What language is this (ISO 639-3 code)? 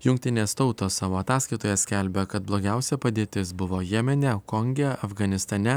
lit